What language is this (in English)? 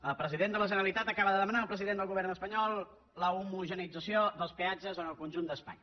Catalan